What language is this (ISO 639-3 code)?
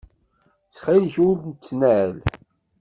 kab